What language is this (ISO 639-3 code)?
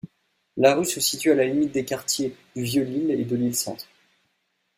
fra